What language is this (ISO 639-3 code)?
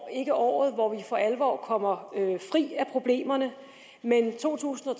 dan